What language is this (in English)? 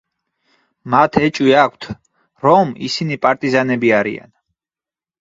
Georgian